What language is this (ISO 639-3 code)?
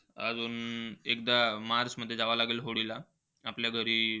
mar